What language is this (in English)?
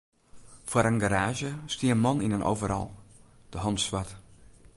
Western Frisian